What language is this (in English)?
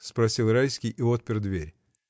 Russian